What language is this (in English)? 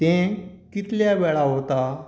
Konkani